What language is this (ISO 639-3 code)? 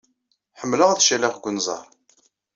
kab